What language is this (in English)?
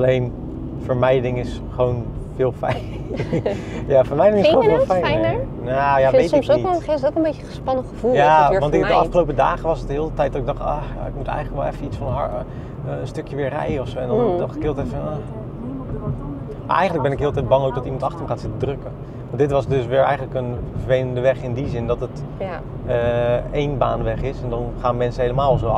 Dutch